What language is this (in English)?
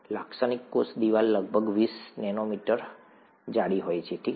Gujarati